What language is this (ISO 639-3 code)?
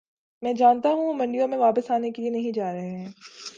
urd